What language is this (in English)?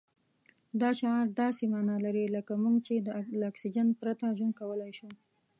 Pashto